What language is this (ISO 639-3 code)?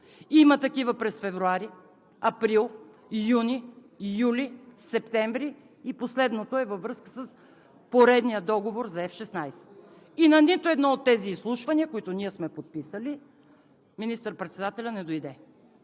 bul